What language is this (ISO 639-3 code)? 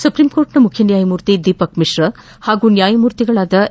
kan